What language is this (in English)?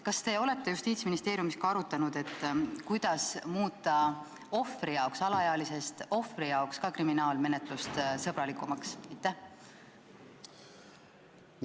Estonian